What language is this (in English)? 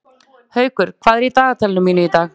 Icelandic